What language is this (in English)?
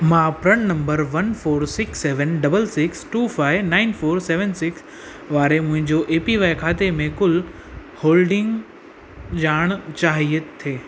Sindhi